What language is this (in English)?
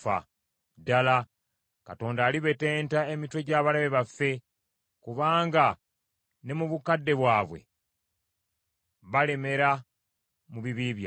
Ganda